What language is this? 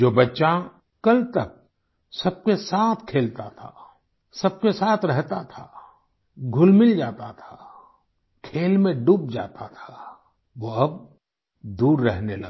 Hindi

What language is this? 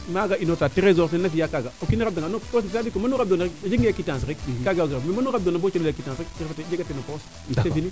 Serer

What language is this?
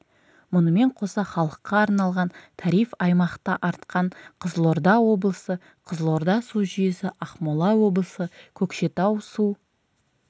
Kazakh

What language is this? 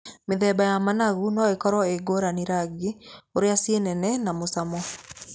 Kikuyu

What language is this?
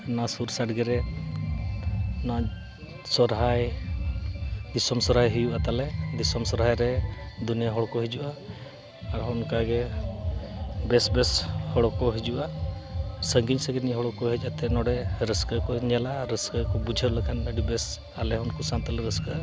Santali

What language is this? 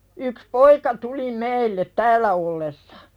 Finnish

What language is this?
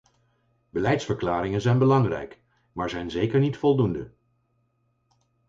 Dutch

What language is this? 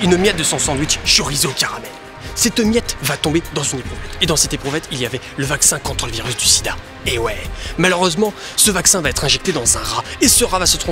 French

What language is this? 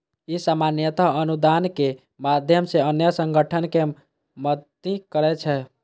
Maithili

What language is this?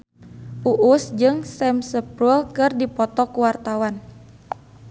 Sundanese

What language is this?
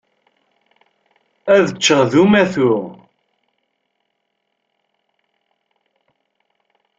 Kabyle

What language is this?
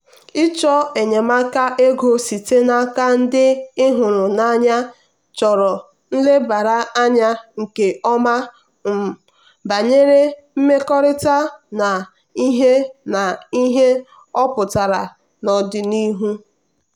Igbo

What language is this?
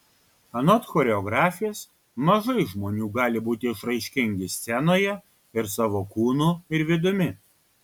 Lithuanian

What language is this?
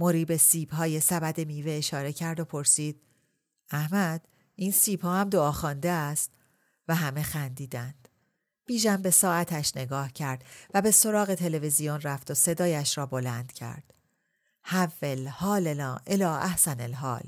Persian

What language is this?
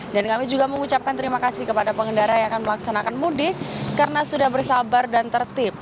Indonesian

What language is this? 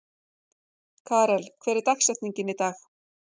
Icelandic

